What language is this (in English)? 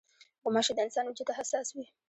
Pashto